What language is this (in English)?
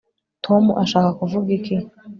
Kinyarwanda